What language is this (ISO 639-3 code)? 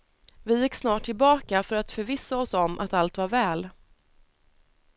swe